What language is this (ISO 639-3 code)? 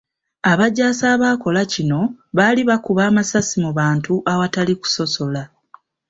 lug